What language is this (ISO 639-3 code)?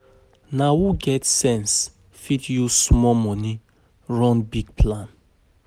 pcm